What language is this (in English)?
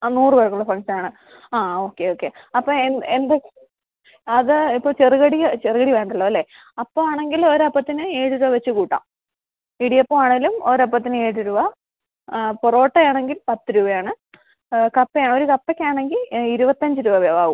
Malayalam